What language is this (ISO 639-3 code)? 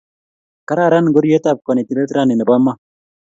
kln